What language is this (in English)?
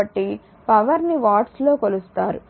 Telugu